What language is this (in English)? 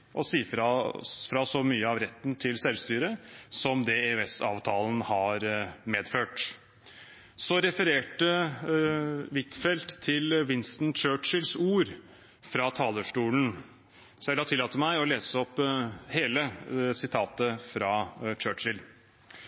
Norwegian Bokmål